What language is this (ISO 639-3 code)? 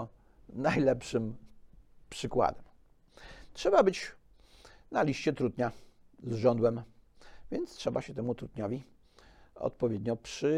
pol